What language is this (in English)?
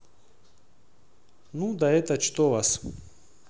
Russian